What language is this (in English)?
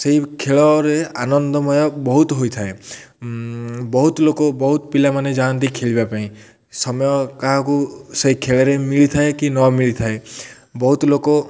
Odia